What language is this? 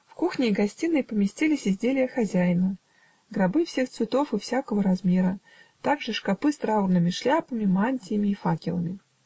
Russian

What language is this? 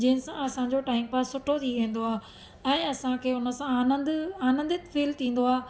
Sindhi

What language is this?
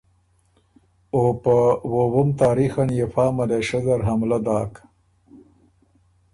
Ormuri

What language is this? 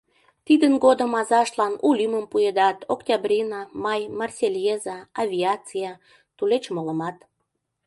Mari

